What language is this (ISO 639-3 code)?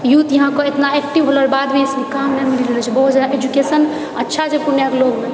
mai